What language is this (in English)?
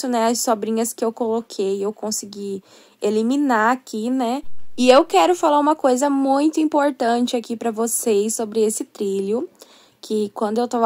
Portuguese